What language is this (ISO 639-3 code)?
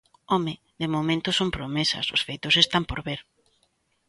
glg